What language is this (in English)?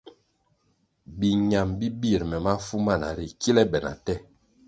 Kwasio